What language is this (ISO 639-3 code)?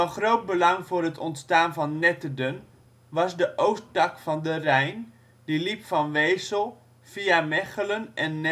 nld